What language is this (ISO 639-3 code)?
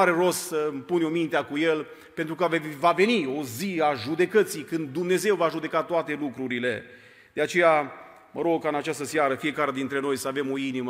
ron